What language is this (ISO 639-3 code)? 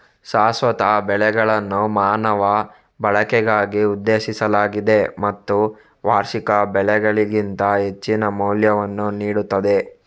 kan